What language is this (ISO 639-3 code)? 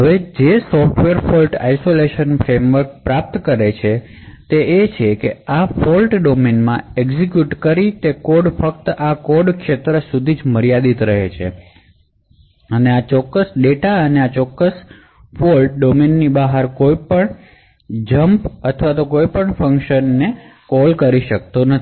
guj